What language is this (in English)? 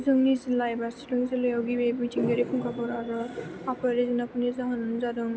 Bodo